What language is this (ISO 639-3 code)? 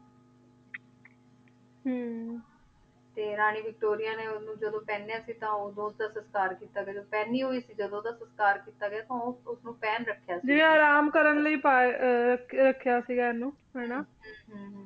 pan